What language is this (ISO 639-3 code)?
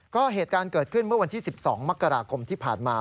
tha